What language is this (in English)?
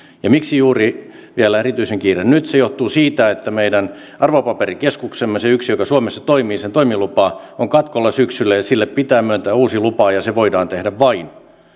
Finnish